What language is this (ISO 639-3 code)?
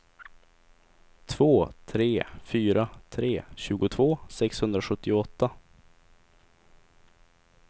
swe